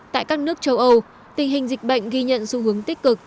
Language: Vietnamese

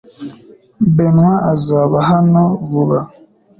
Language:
Kinyarwanda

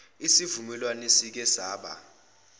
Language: Zulu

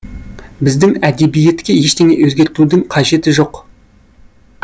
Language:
Kazakh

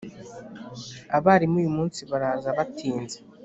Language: Kinyarwanda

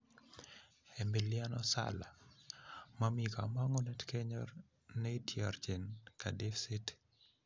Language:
Kalenjin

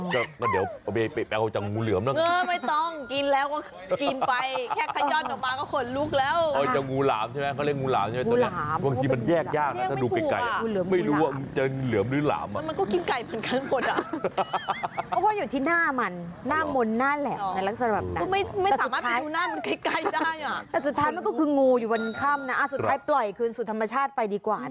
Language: Thai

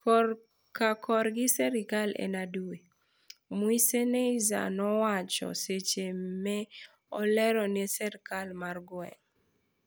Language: Luo (Kenya and Tanzania)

